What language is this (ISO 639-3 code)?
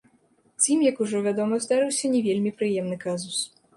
bel